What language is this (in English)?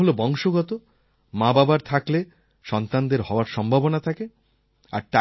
Bangla